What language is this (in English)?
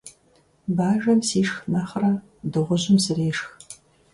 Kabardian